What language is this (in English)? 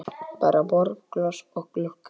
Icelandic